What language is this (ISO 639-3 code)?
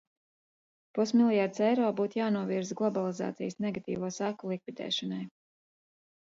lav